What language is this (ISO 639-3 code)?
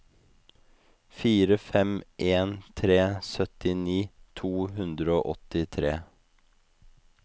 nor